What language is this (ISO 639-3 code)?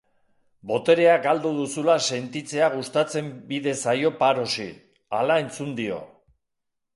eus